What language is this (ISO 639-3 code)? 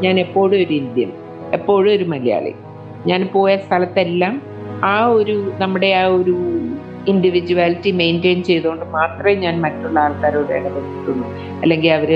mal